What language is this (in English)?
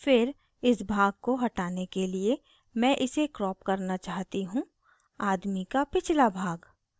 Hindi